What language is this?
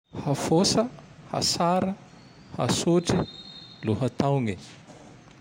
Tandroy-Mahafaly Malagasy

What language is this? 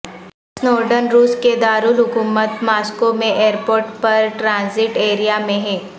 Urdu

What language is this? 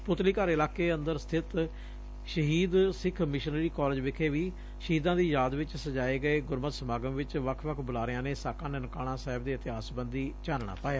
Punjabi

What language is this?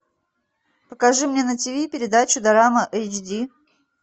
Russian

